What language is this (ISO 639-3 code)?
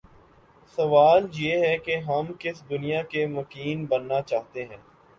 urd